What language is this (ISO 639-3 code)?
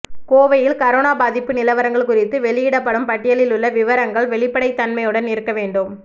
tam